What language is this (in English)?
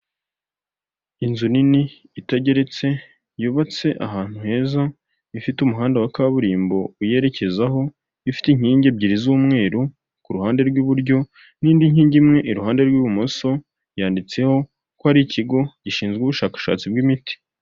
Kinyarwanda